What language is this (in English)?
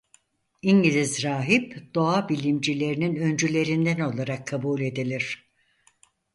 Turkish